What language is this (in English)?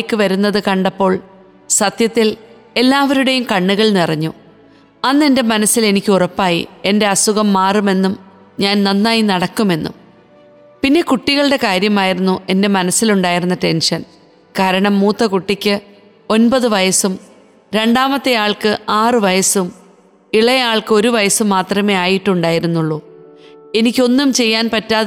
Malayalam